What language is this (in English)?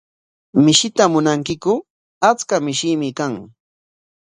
Corongo Ancash Quechua